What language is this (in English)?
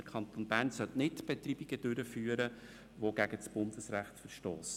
Swiss German